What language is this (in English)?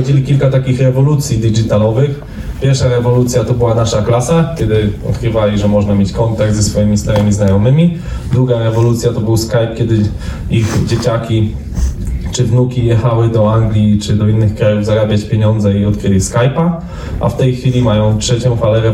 Polish